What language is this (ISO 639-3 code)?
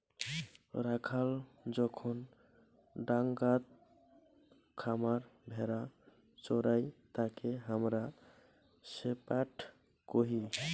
ben